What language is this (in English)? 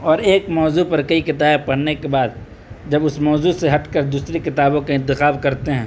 Urdu